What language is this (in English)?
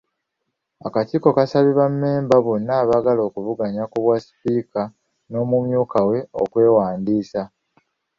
Ganda